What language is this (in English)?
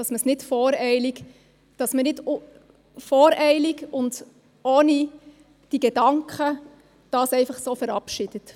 Swiss German